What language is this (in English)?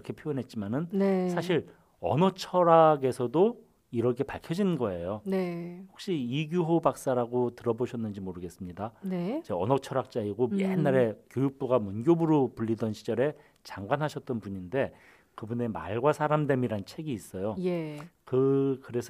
Korean